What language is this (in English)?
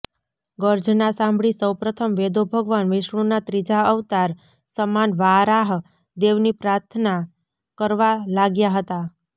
Gujarati